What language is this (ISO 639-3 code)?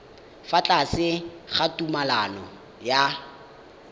tsn